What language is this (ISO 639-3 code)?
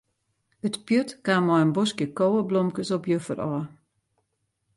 fry